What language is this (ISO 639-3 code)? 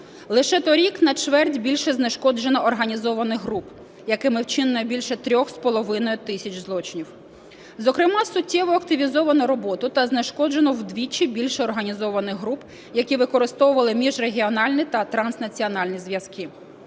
ukr